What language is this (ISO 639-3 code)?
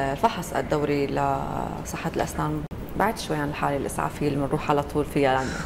ara